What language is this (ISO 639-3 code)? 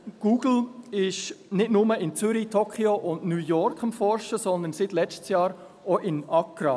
gsw